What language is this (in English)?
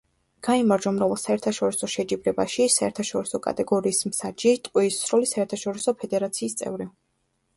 Georgian